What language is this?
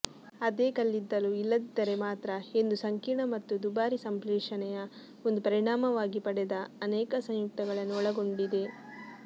Kannada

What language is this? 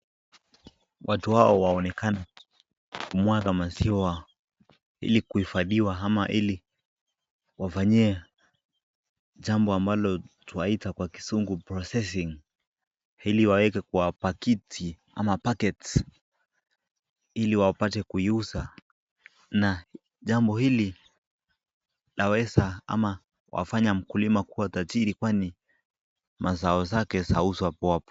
Swahili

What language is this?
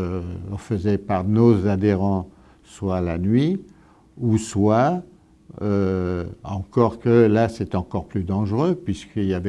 French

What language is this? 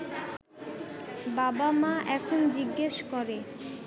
Bangla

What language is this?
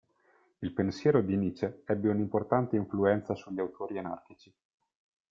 Italian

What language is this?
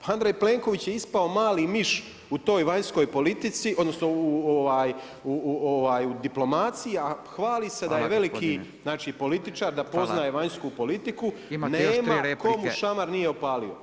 Croatian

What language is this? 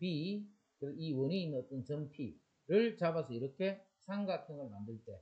Korean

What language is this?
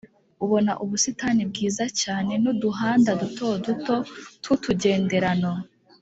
Kinyarwanda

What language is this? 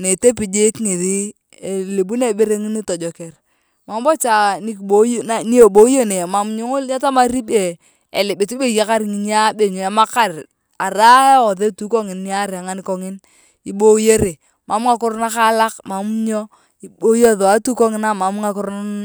Turkana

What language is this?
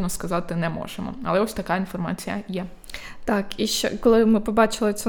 Ukrainian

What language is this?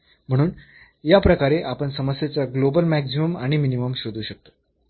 Marathi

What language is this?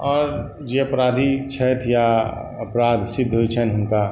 Maithili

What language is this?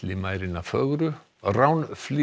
Icelandic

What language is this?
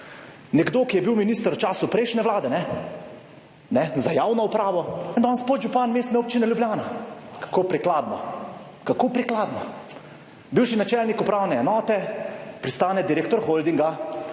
Slovenian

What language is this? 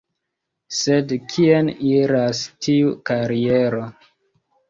Esperanto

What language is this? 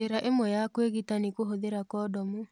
Kikuyu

